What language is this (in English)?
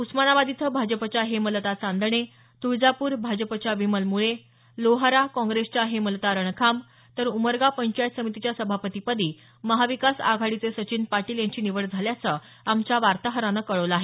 Marathi